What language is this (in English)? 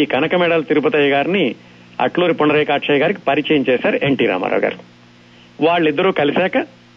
Telugu